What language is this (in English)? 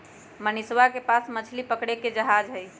Magahi